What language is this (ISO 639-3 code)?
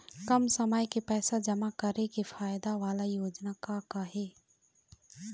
hne